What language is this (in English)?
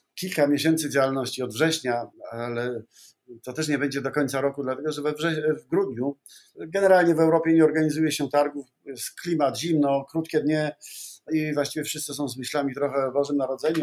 Polish